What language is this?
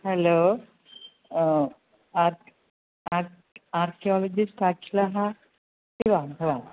Sanskrit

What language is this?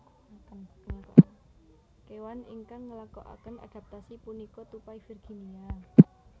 Javanese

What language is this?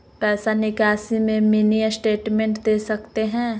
Magahi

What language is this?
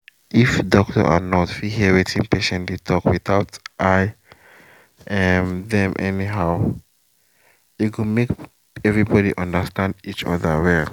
Nigerian Pidgin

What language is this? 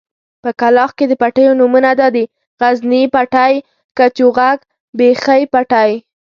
Pashto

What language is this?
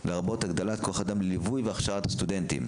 Hebrew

